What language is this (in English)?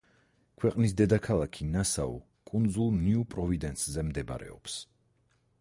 Georgian